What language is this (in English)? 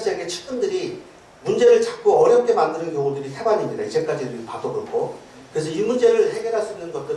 Korean